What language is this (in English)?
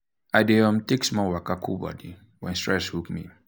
Nigerian Pidgin